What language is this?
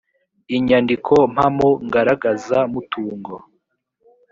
Kinyarwanda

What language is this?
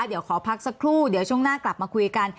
Thai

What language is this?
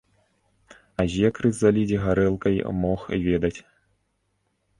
Belarusian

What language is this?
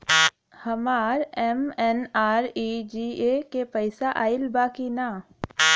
Bhojpuri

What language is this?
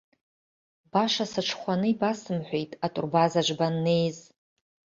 Abkhazian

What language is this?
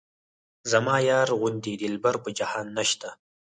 Pashto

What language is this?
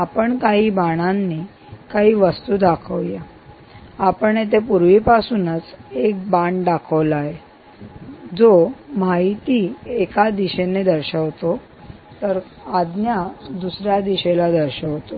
Marathi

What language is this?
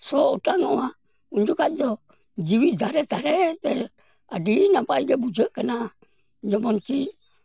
Santali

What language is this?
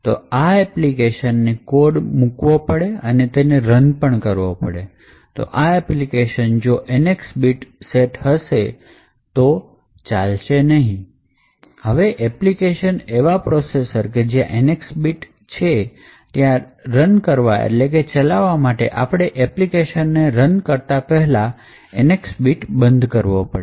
Gujarati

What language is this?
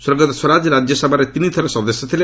Odia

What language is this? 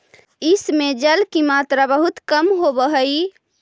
Magahi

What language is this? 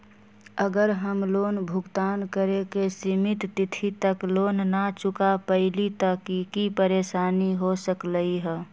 Magahi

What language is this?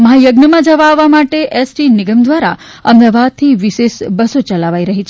Gujarati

